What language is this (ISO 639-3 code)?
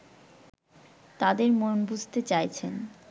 ben